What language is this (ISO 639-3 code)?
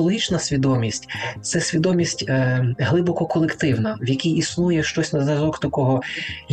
ukr